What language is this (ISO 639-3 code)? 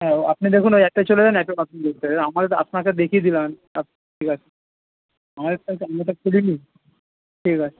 ben